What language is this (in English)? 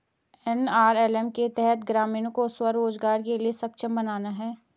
Hindi